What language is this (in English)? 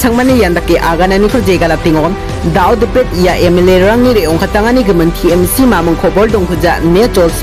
Thai